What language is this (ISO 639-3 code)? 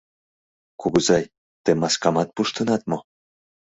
chm